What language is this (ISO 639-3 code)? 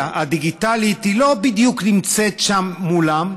heb